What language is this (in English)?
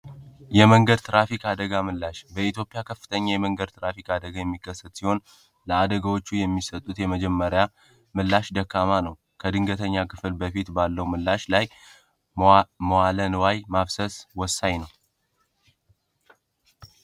Amharic